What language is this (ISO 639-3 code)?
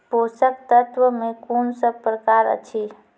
mai